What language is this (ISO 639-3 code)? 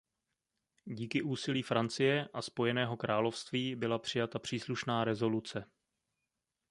ces